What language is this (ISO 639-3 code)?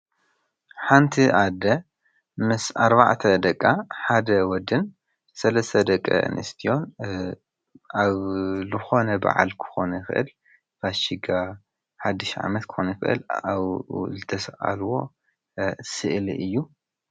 tir